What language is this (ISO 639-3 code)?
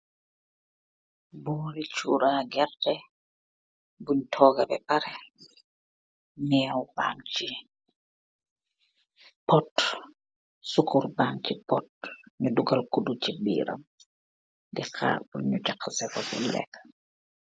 wol